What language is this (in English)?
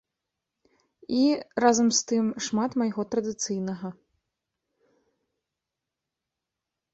Belarusian